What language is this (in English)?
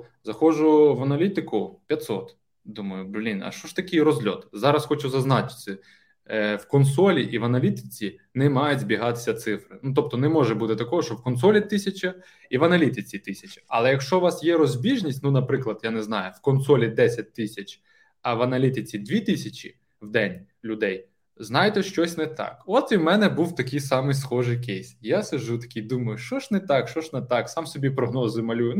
Ukrainian